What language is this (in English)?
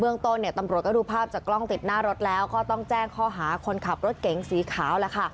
Thai